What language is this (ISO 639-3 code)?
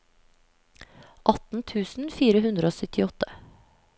nor